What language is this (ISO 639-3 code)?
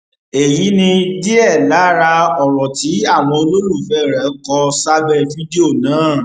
yor